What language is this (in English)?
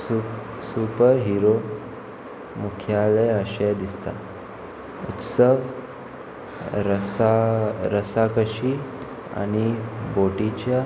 Konkani